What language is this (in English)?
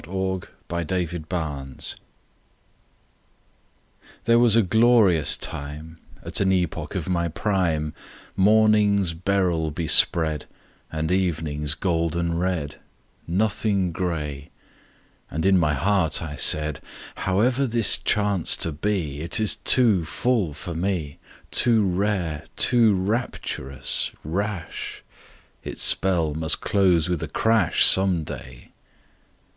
English